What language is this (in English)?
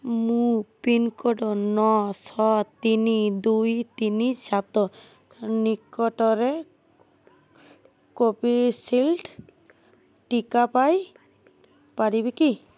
Odia